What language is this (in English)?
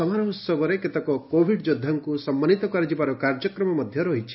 Odia